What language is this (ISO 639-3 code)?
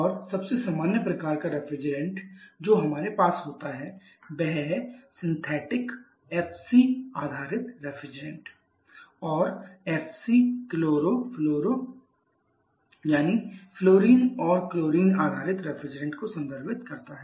hin